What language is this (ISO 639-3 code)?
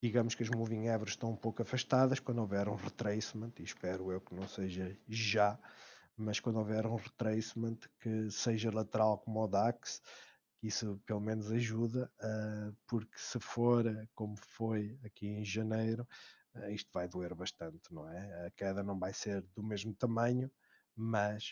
por